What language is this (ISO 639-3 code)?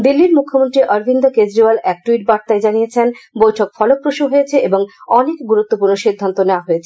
ben